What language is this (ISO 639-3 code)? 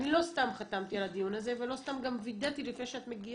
heb